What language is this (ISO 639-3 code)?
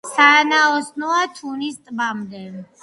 kat